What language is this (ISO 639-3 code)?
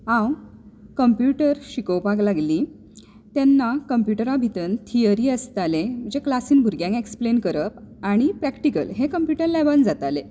kok